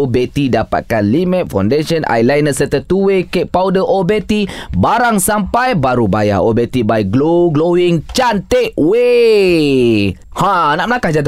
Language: Malay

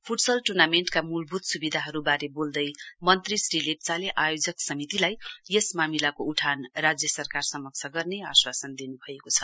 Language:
Nepali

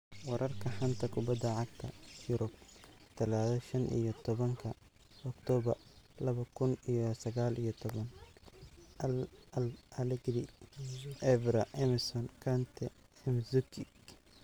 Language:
Somali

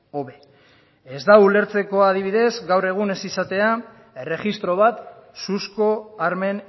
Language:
Basque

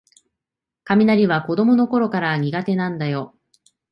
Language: Japanese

